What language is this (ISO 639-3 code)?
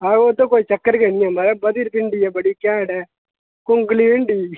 doi